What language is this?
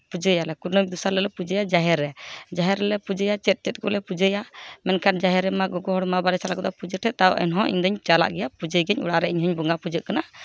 Santali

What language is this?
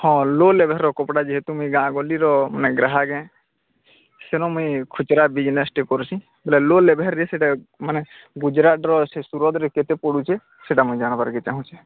Odia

